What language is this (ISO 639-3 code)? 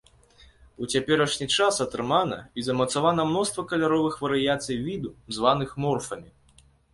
bel